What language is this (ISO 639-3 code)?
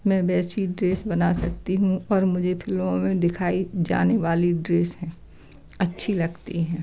hin